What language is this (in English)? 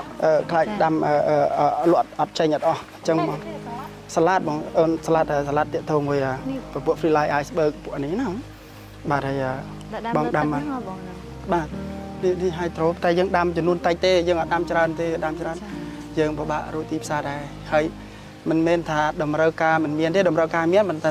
Thai